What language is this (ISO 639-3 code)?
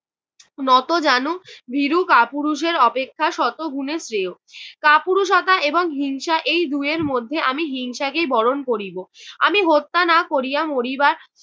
ben